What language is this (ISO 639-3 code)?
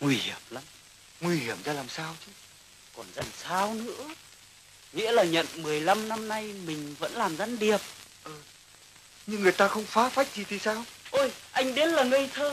vie